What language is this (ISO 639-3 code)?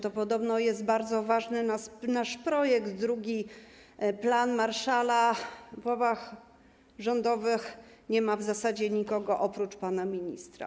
pol